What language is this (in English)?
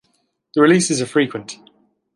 English